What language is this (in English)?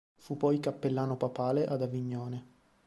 Italian